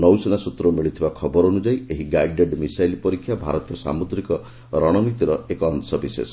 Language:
Odia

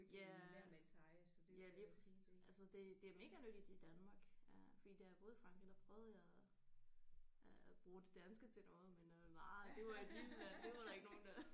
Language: Danish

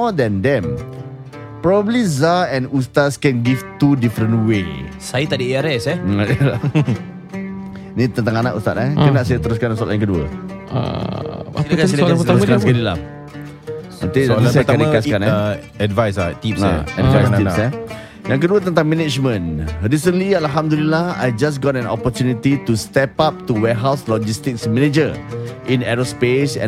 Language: Malay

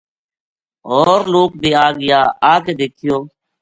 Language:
Gujari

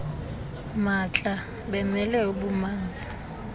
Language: Xhosa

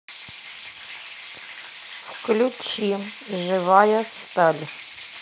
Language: Russian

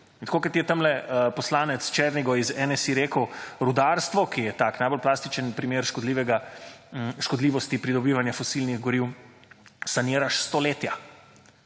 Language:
Slovenian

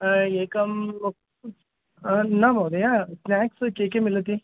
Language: Sanskrit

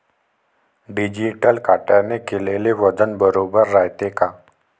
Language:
Marathi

